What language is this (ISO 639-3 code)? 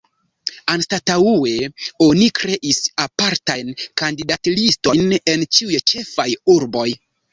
epo